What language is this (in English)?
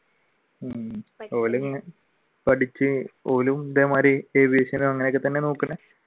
Malayalam